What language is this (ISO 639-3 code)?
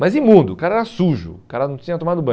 por